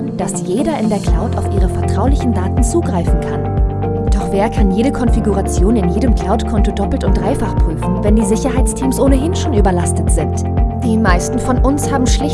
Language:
German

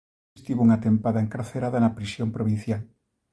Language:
Galician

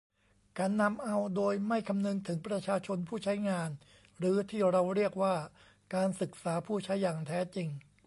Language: Thai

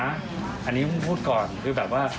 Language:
Thai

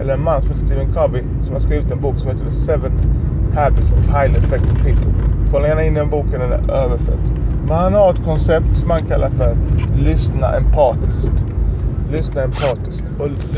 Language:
Swedish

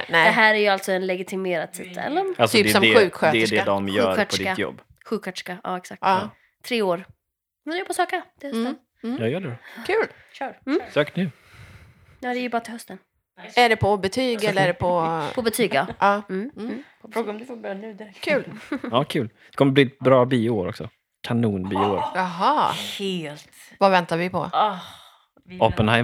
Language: Swedish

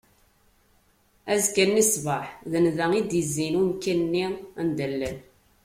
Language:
Kabyle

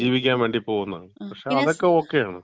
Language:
Malayalam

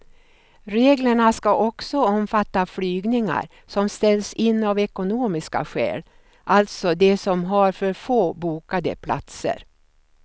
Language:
Swedish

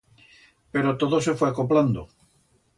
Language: Aragonese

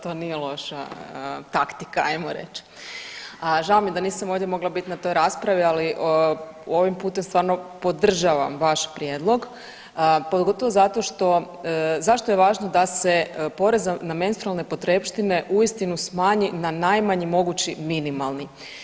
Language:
Croatian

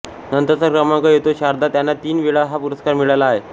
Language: Marathi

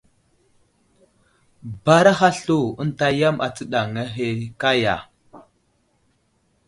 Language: Wuzlam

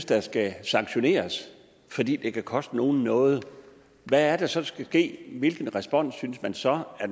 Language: Danish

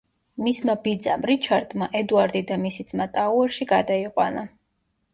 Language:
Georgian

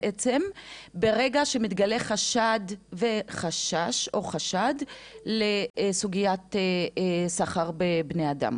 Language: Hebrew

